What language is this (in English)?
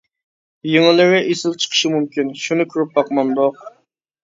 Uyghur